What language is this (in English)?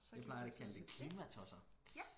Danish